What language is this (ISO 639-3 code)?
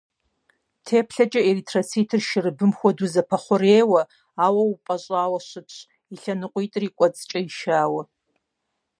kbd